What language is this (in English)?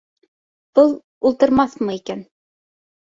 Bashkir